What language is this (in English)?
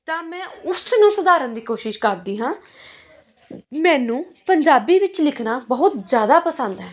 Punjabi